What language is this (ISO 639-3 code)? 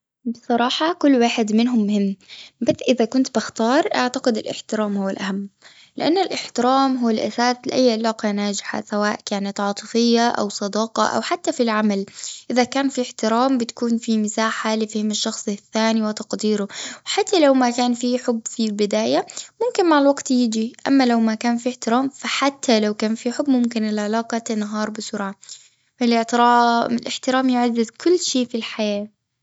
afb